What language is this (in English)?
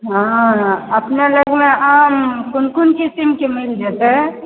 Maithili